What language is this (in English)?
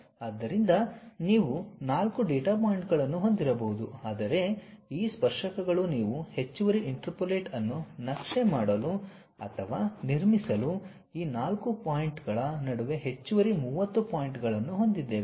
Kannada